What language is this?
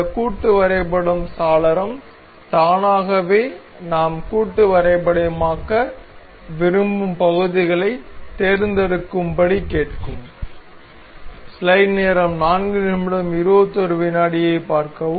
Tamil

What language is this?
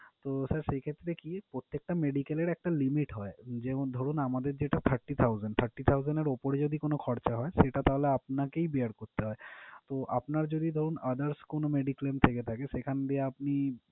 Bangla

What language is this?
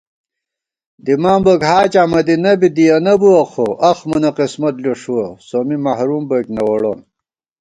Gawar-Bati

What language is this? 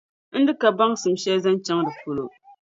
Dagbani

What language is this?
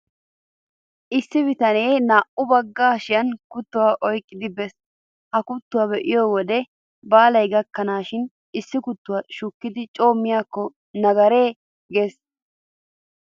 Wolaytta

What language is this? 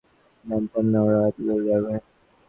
Bangla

